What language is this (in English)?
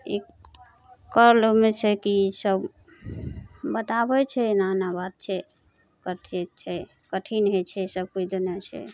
Maithili